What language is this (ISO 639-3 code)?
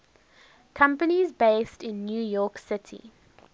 eng